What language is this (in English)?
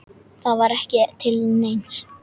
Icelandic